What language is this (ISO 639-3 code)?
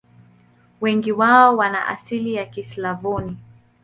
swa